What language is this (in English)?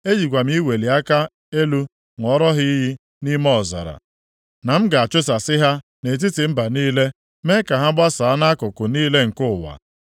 Igbo